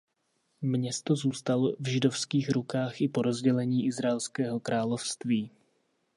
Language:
Czech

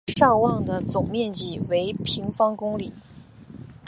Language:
Chinese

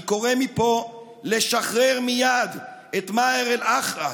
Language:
Hebrew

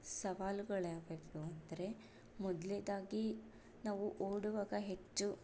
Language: Kannada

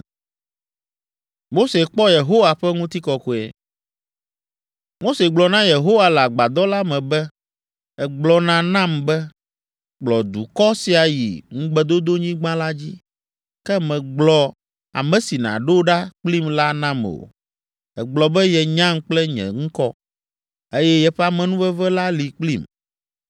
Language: Ewe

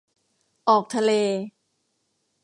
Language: Thai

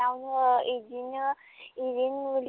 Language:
Bodo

